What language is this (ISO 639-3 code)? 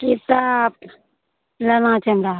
mai